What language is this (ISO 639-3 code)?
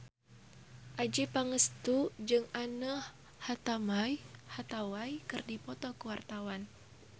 sun